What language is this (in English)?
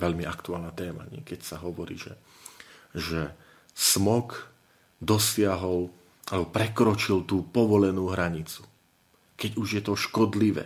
Slovak